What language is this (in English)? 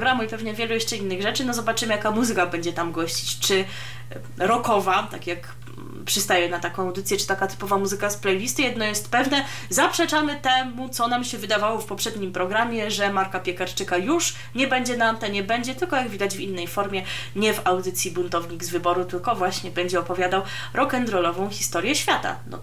Polish